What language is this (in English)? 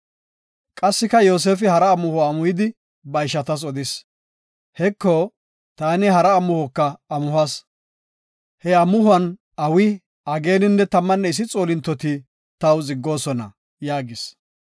Gofa